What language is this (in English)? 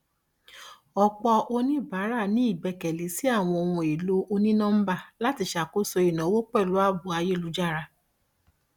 Yoruba